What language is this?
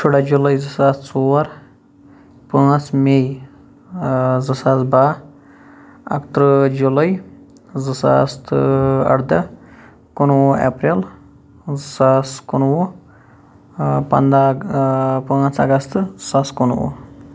Kashmiri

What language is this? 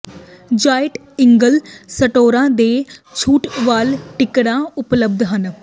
Punjabi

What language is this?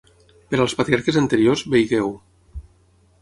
Catalan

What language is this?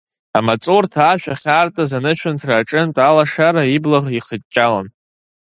Abkhazian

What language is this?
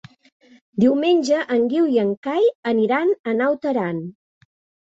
Catalan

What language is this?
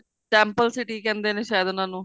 Punjabi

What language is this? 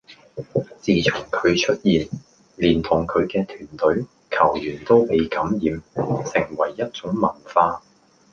Cantonese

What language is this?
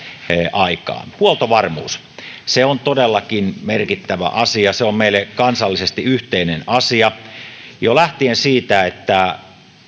Finnish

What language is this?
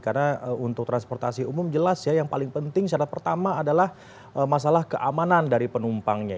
Indonesian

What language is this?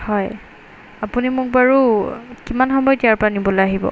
Assamese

